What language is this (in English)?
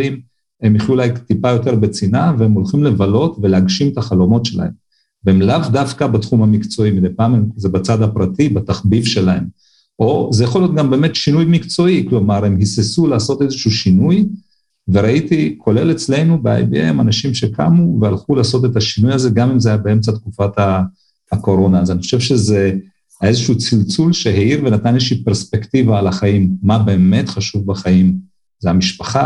Hebrew